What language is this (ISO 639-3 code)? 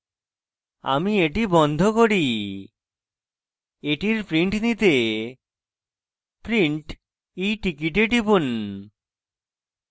ben